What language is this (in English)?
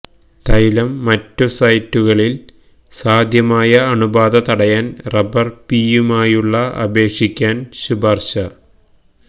Malayalam